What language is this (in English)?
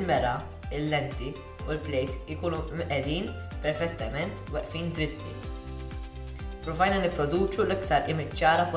Arabic